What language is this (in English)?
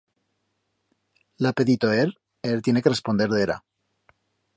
Aragonese